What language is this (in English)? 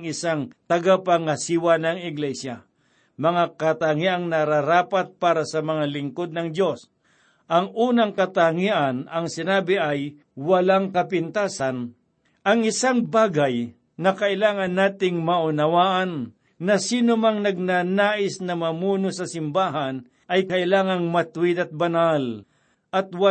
Filipino